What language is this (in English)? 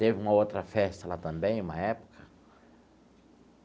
Portuguese